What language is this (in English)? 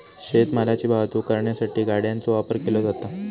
Marathi